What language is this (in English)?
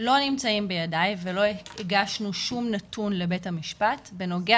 Hebrew